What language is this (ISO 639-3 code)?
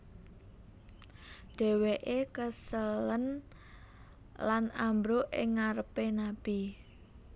jav